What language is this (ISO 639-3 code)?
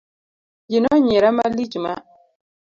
luo